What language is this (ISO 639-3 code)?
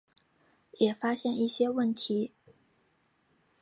zho